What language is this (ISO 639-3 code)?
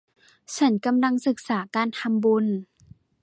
tha